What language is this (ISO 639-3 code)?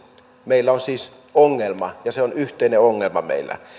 fin